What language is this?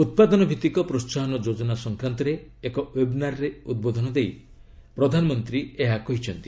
Odia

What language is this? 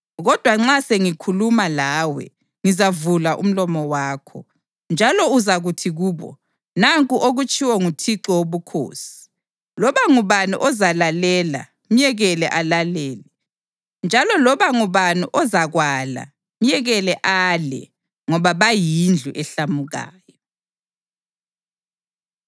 North Ndebele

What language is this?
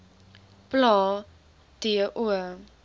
Afrikaans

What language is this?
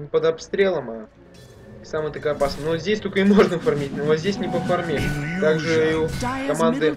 Russian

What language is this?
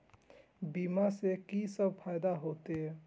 Maithili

